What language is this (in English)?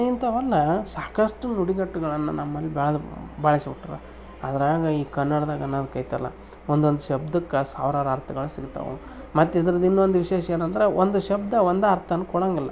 Kannada